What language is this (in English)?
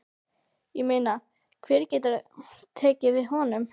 Icelandic